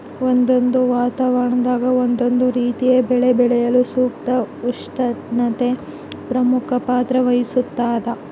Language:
Kannada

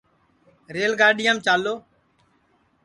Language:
Sansi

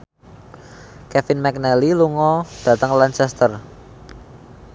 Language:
Javanese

